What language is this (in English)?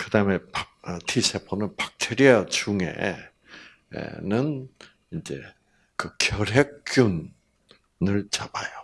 Korean